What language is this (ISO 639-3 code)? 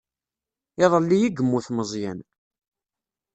kab